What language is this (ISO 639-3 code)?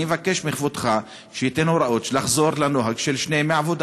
heb